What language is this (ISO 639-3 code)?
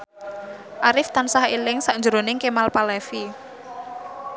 jav